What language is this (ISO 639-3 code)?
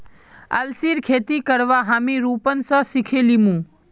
mag